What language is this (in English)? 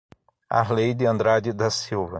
Portuguese